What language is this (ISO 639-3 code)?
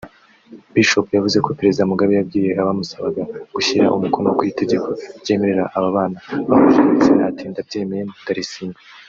kin